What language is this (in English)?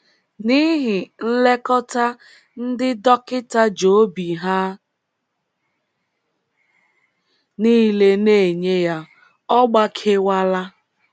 Igbo